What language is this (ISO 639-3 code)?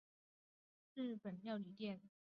zho